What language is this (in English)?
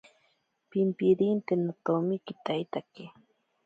Ashéninka Perené